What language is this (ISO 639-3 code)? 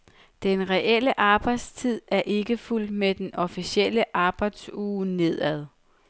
dan